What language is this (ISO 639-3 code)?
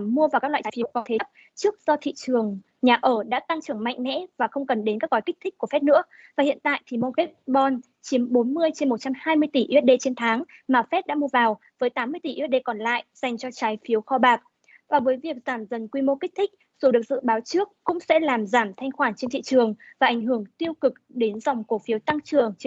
vie